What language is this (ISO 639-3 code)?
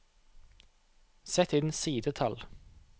nor